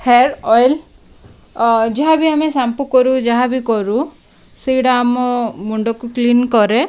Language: Odia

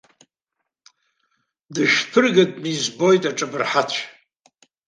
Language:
Abkhazian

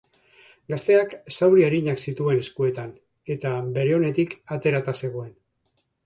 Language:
Basque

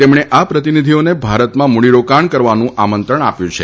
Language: Gujarati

